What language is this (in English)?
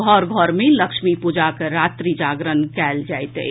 Maithili